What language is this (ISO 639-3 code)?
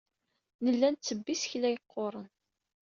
kab